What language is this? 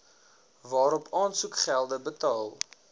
Afrikaans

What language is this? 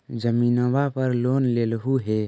Magahi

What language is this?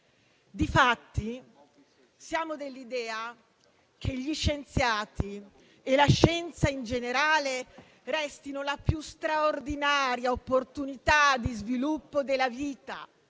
Italian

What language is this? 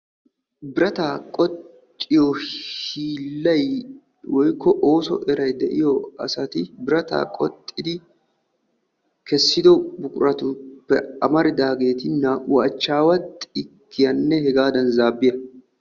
Wolaytta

